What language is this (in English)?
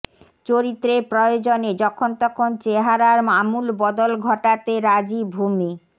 Bangla